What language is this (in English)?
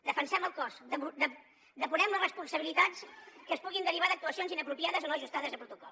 Catalan